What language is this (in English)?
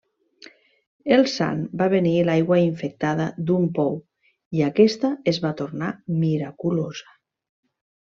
Catalan